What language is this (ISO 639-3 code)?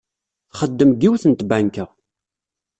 kab